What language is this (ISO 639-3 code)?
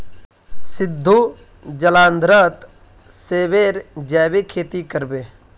mag